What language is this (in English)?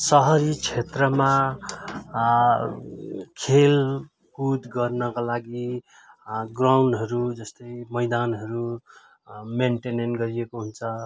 Nepali